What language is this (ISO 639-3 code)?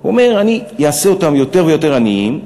heb